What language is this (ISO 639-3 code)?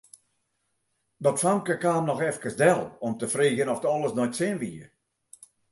fry